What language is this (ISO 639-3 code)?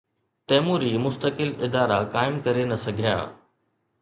snd